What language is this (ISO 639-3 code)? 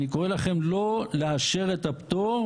heb